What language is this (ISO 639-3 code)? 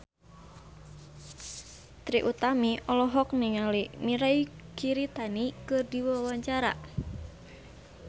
sun